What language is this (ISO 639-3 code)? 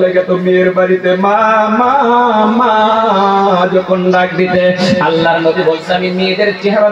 ara